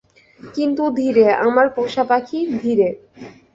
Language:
Bangla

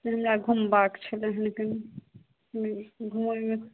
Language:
Maithili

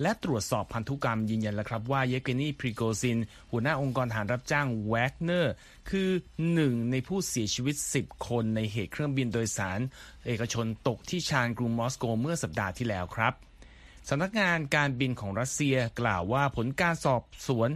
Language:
Thai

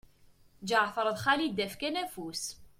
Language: Kabyle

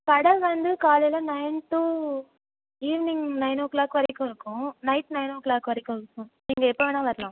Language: Tamil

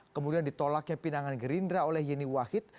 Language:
Indonesian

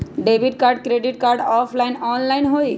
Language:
Magahi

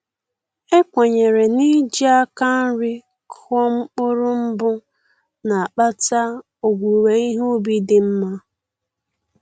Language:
Igbo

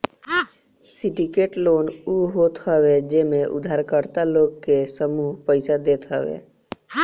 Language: Bhojpuri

